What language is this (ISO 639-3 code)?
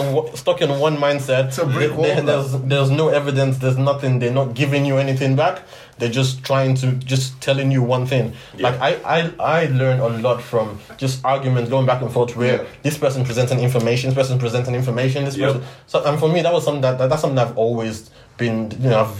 eng